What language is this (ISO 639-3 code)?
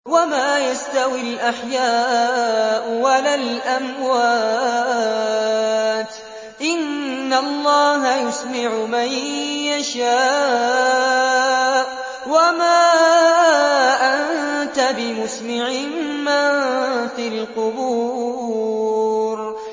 ara